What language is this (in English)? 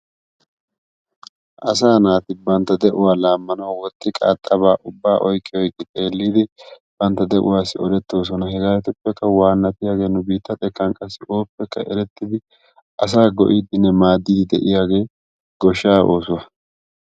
Wolaytta